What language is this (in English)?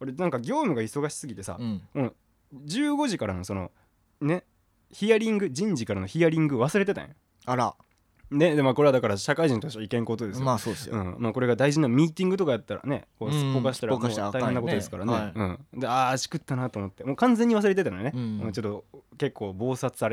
Japanese